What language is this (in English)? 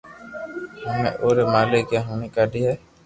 Loarki